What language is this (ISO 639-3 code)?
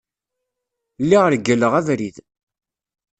kab